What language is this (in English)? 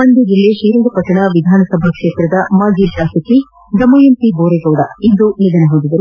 Kannada